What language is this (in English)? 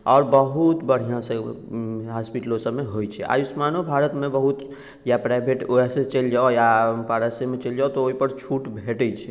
Maithili